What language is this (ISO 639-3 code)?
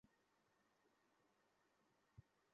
ben